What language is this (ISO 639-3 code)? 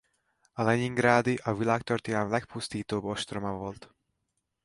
hun